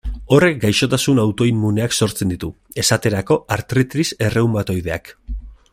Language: Basque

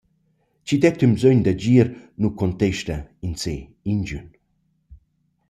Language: Romansh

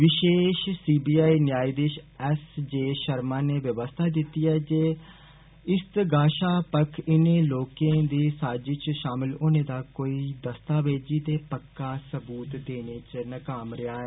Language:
Dogri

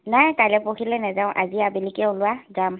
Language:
Assamese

